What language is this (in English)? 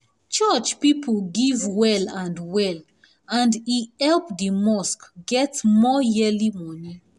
Nigerian Pidgin